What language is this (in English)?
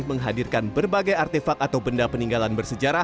Indonesian